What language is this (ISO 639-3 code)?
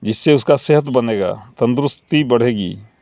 urd